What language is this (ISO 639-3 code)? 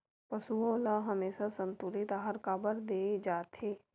hne